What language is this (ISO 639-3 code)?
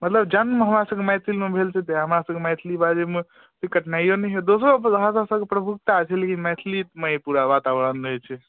mai